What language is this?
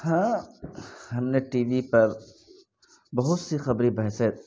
Urdu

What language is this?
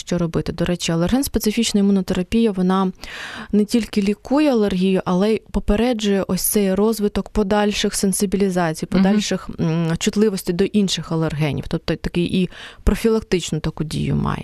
Ukrainian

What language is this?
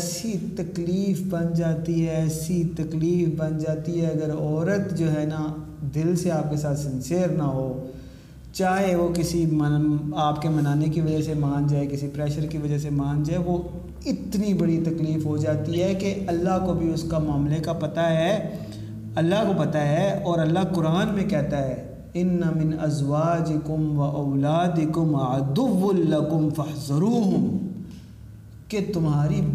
Urdu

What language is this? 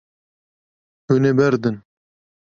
Kurdish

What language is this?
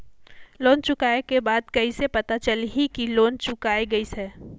Chhattisgarhi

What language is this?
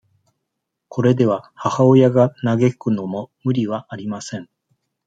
Japanese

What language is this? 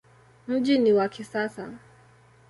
Swahili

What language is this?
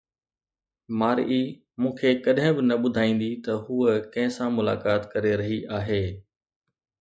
Sindhi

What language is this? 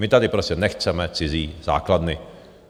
Czech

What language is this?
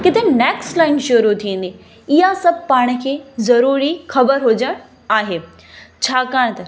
Sindhi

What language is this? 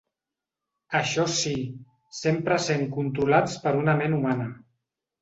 Catalan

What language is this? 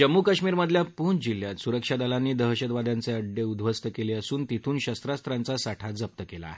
Marathi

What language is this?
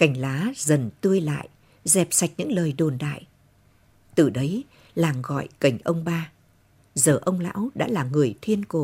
Vietnamese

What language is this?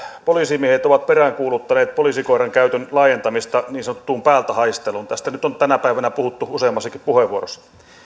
Finnish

